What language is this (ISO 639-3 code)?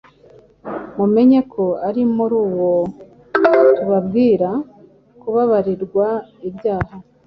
kin